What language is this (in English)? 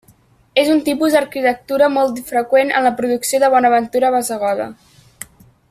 Catalan